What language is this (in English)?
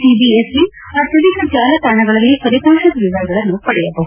Kannada